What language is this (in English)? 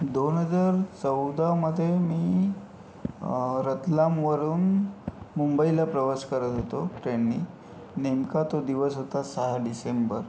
Marathi